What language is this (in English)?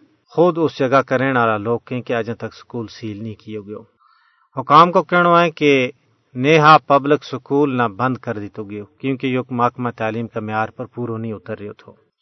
Urdu